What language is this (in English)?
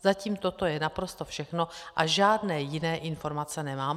Czech